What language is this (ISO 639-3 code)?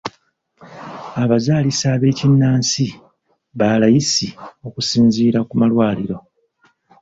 lug